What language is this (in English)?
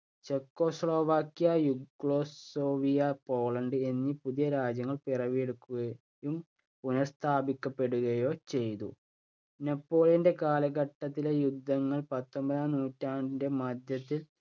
Malayalam